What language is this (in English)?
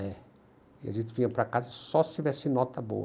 Portuguese